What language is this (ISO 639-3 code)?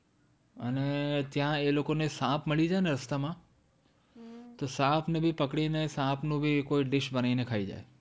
guj